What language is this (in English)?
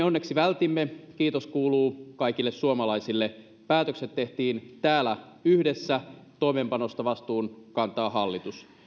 Finnish